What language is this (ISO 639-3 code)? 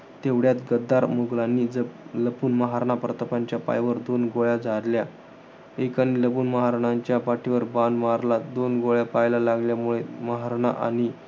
mar